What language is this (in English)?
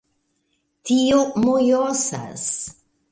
Esperanto